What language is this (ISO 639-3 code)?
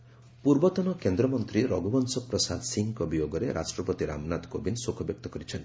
ori